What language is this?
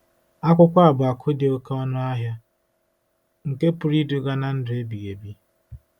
Igbo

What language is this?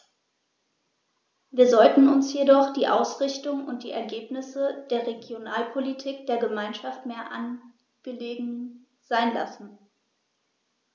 German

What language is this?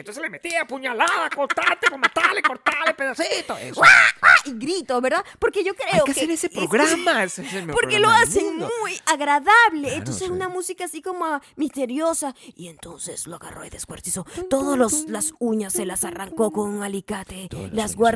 Spanish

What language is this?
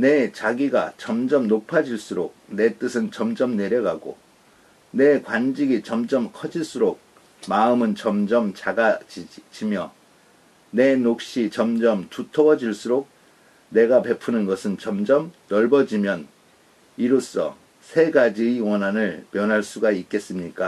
Korean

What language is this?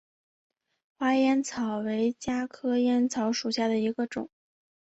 Chinese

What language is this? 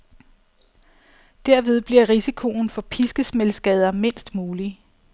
Danish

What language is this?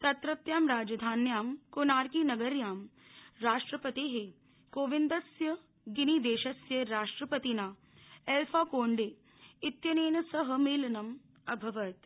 Sanskrit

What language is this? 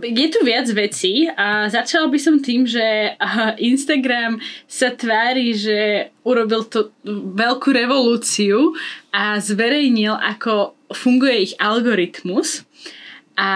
Slovak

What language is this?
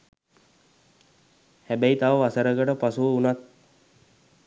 Sinhala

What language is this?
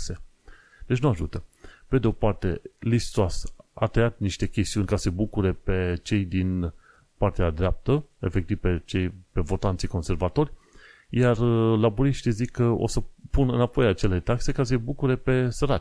Romanian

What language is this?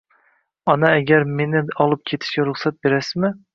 Uzbek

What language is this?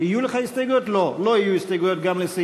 Hebrew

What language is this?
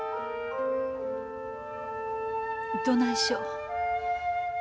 Japanese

